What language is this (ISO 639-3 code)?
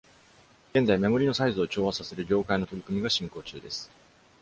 jpn